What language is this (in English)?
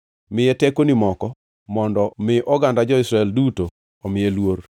Luo (Kenya and Tanzania)